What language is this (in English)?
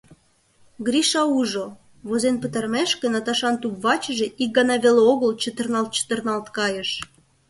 Mari